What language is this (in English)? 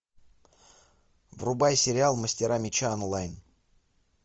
Russian